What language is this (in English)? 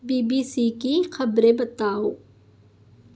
Urdu